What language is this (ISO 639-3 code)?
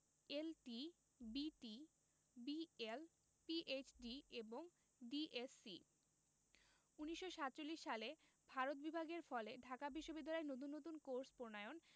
ben